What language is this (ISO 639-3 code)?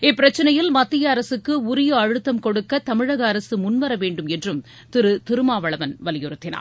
tam